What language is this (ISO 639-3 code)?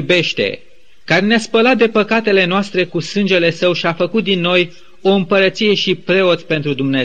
ron